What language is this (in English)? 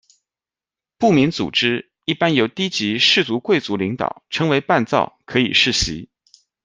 Chinese